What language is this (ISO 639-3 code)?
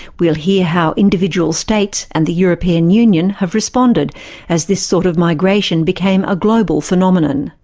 eng